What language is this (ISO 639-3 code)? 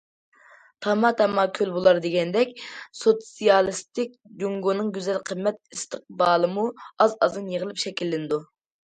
uig